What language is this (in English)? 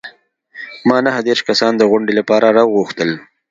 Pashto